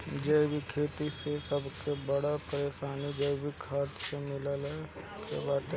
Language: Bhojpuri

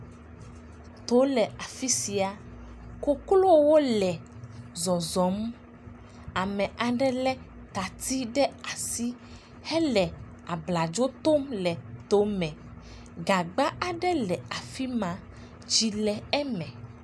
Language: Ewe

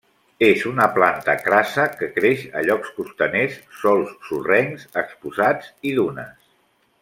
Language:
Catalan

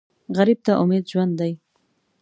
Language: Pashto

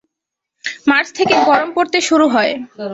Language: Bangla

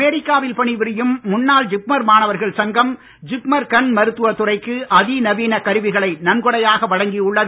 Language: Tamil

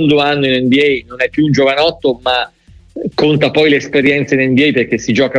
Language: Italian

